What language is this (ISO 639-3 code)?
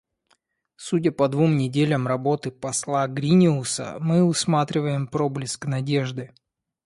rus